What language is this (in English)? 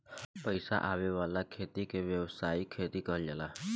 Bhojpuri